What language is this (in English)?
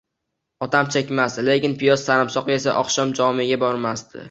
Uzbek